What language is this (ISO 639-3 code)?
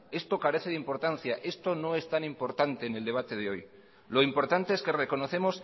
spa